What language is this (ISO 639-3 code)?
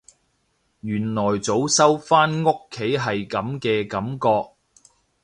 yue